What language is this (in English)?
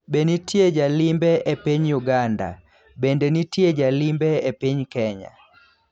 Luo (Kenya and Tanzania)